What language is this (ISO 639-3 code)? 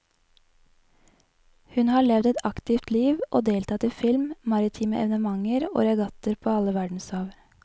nor